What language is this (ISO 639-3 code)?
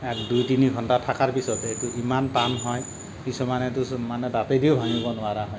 asm